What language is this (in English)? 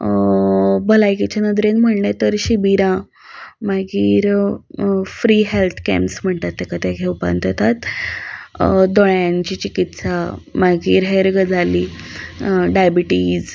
Konkani